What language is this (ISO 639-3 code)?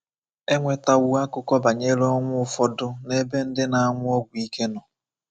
ibo